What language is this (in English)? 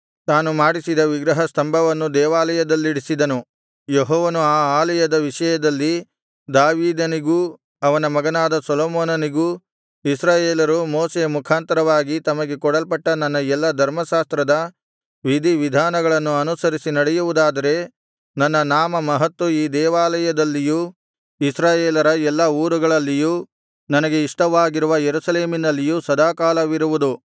Kannada